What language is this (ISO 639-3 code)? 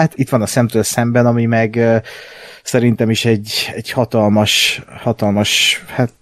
hun